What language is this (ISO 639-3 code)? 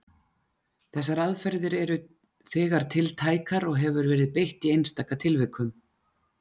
isl